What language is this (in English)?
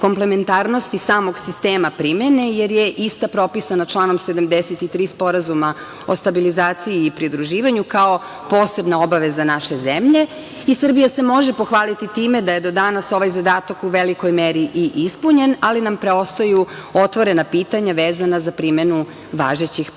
Serbian